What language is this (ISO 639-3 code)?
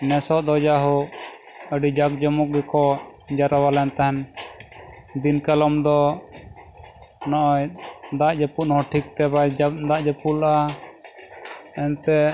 sat